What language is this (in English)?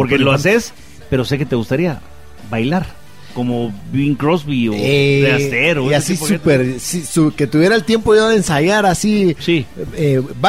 Spanish